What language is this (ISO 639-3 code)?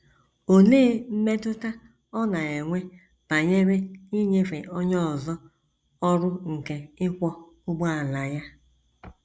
ibo